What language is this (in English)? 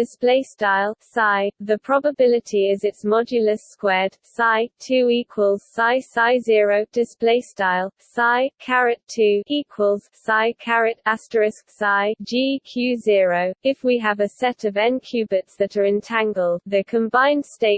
English